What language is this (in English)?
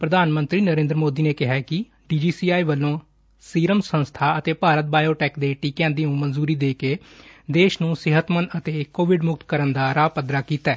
Punjabi